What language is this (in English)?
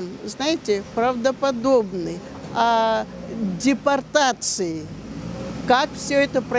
Russian